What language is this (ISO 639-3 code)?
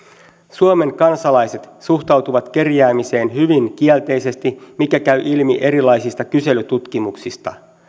fin